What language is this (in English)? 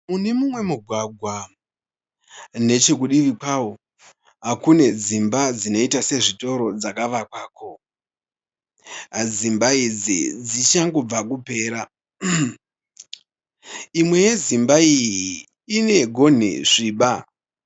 Shona